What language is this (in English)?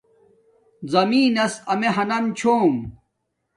Domaaki